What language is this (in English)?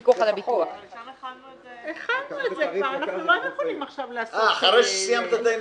Hebrew